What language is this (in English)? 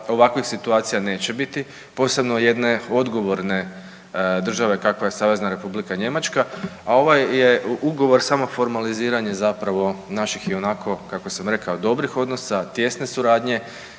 Croatian